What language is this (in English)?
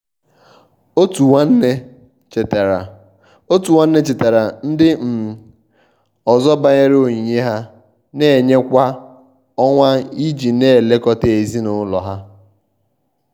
Igbo